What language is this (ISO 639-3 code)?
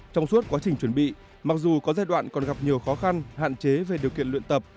vie